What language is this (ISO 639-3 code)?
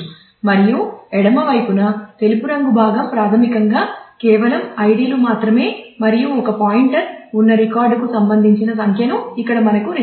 tel